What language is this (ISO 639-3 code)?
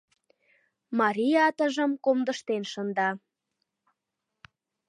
chm